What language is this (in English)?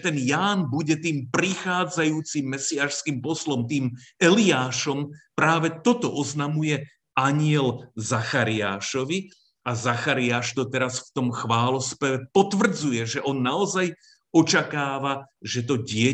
Slovak